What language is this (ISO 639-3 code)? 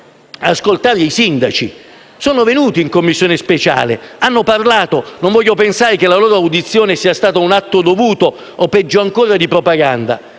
ita